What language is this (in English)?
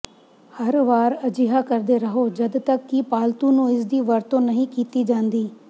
Punjabi